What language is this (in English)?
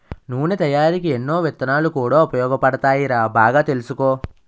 Telugu